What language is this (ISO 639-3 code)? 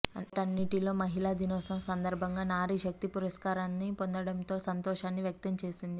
tel